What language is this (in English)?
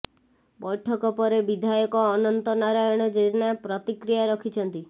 Odia